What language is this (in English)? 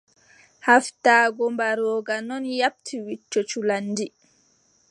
Adamawa Fulfulde